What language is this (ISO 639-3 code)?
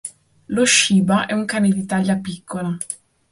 ita